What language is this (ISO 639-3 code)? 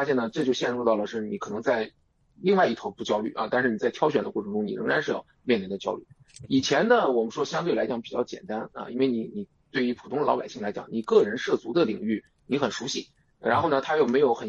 zho